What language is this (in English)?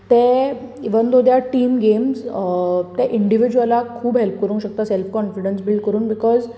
Konkani